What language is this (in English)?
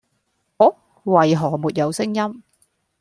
Cantonese